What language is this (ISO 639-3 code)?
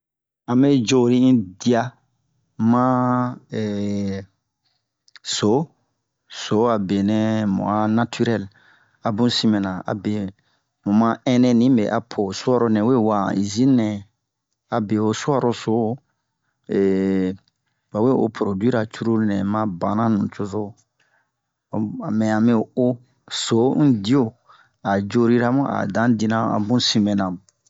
bmq